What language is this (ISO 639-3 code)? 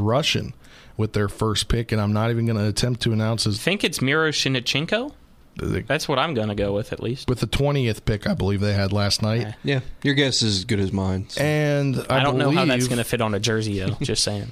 eng